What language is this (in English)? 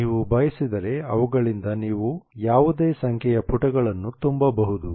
Kannada